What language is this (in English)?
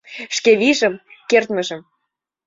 Mari